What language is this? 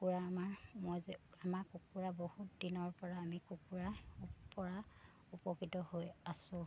Assamese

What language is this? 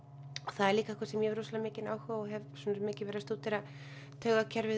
Icelandic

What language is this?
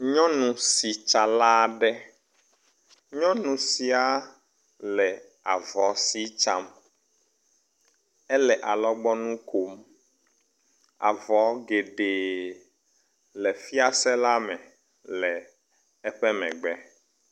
Ewe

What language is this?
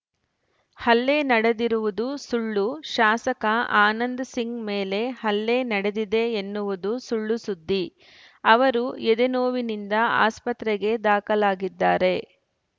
Kannada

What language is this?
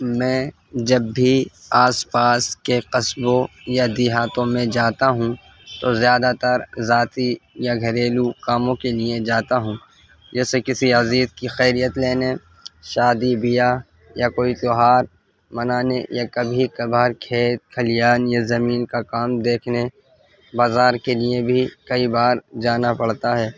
Urdu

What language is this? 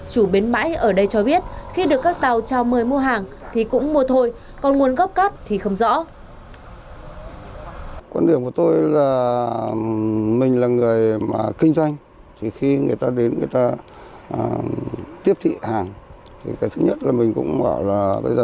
Vietnamese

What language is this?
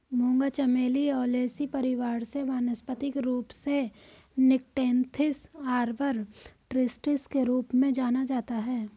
Hindi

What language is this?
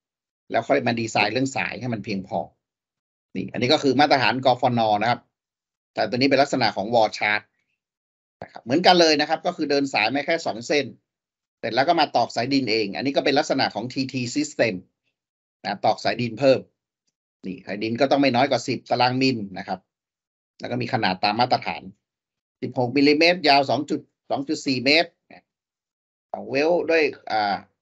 Thai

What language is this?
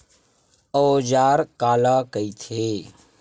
Chhattisgarhi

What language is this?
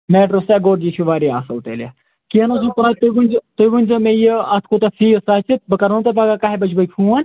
Kashmiri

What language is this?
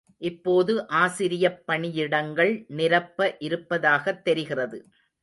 Tamil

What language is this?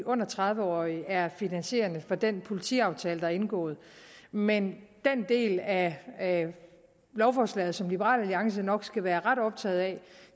Danish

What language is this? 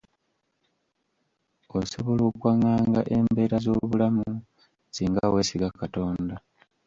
Ganda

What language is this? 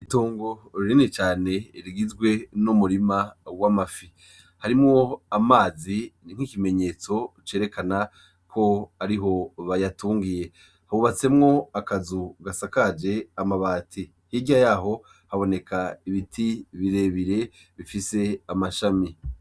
Rundi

